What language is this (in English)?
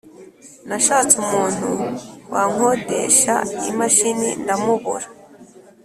Kinyarwanda